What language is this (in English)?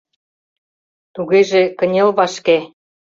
Mari